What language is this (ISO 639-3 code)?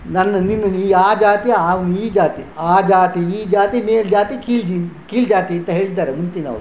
kan